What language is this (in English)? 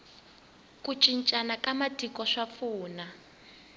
Tsonga